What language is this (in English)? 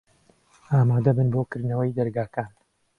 Central Kurdish